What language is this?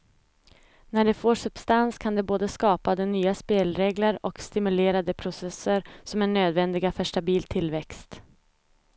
Swedish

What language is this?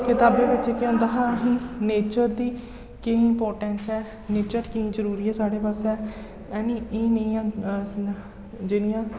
Dogri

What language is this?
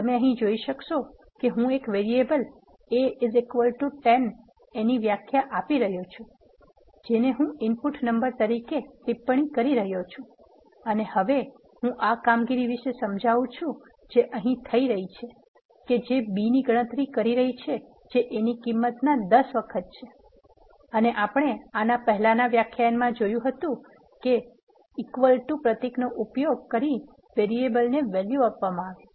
Gujarati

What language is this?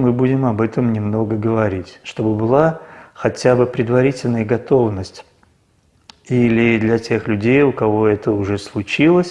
Italian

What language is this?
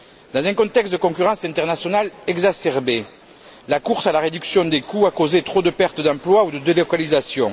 French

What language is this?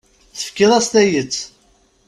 Kabyle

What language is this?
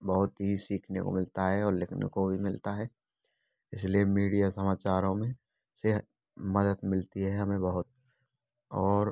Hindi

